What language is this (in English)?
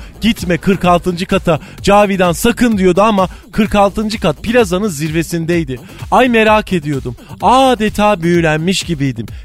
Turkish